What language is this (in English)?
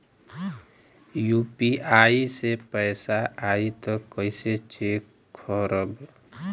Bhojpuri